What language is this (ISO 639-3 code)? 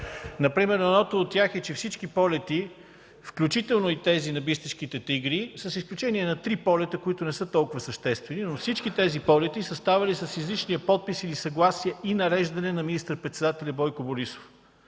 bul